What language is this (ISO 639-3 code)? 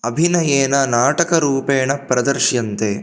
san